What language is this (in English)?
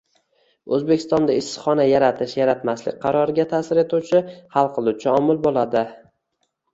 Uzbek